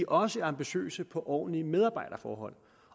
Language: Danish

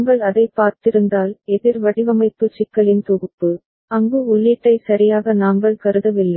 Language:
Tamil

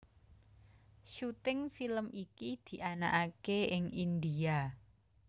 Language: Javanese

